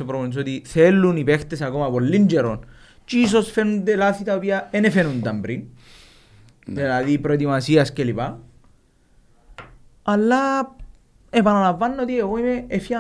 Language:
Greek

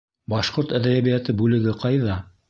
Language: Bashkir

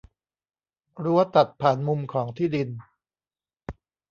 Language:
Thai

